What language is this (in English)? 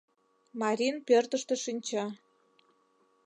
Mari